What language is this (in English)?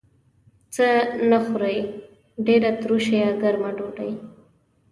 Pashto